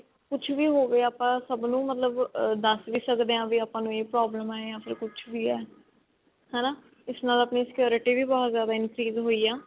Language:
Punjabi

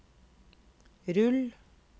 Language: Norwegian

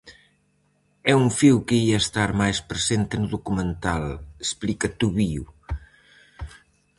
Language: Galician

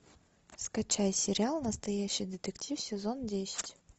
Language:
Russian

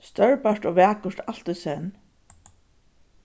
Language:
Faroese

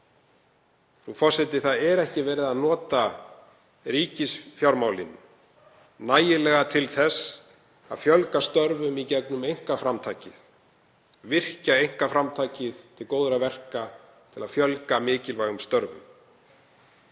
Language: Icelandic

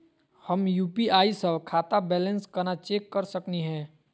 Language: Magahi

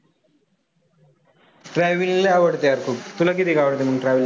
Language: Marathi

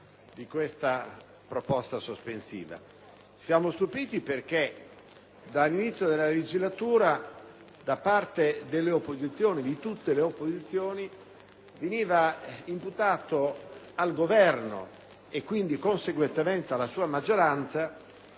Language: Italian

